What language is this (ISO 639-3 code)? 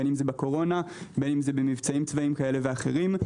heb